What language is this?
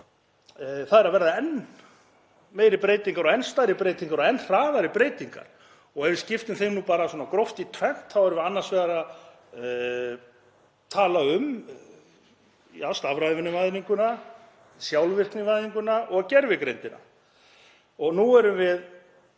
Icelandic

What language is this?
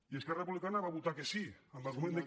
Catalan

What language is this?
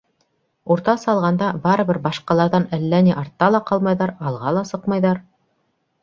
Bashkir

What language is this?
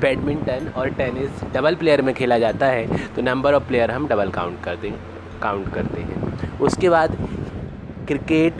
Hindi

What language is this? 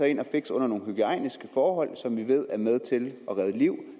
Danish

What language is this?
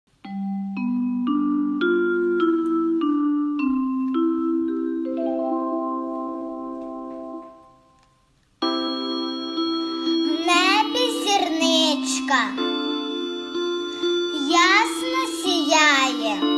Vietnamese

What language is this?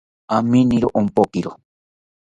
South Ucayali Ashéninka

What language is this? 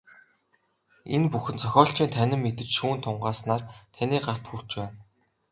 Mongolian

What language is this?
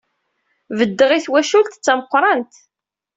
Kabyle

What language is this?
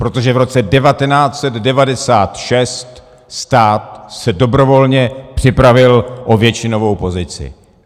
Czech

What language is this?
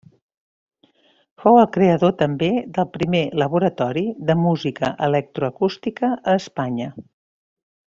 Catalan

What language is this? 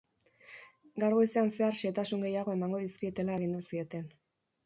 Basque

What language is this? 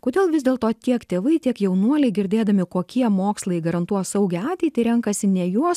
Lithuanian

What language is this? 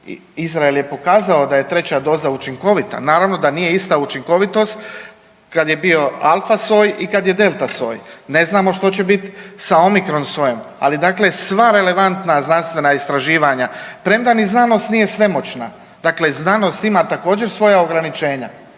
Croatian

